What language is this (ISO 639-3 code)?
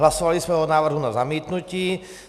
ces